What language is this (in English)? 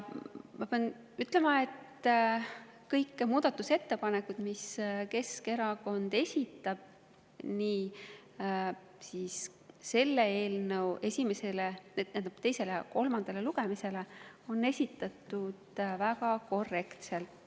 Estonian